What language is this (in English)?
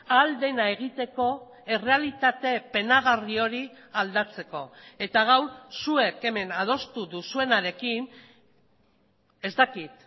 Basque